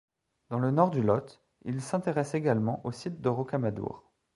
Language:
French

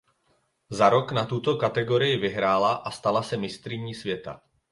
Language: Czech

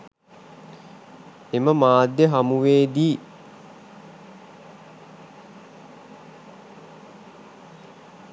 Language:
Sinhala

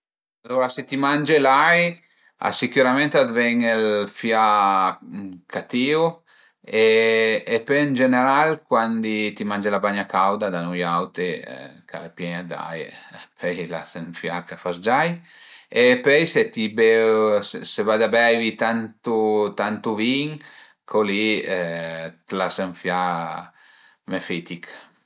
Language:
Piedmontese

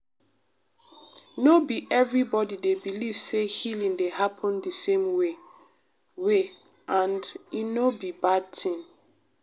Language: Nigerian Pidgin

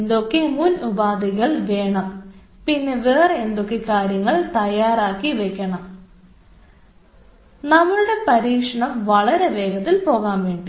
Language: Malayalam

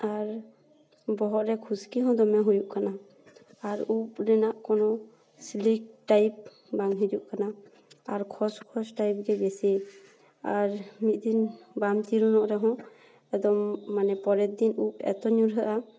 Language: Santali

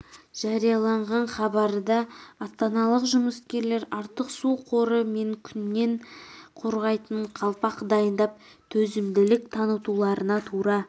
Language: Kazakh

